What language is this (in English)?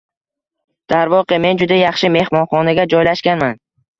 Uzbek